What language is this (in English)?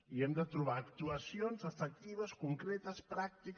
Catalan